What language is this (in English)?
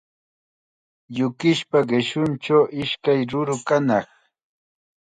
Chiquián Ancash Quechua